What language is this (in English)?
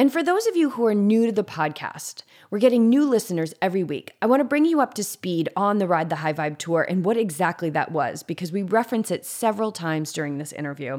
English